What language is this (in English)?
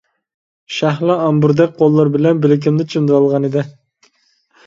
Uyghur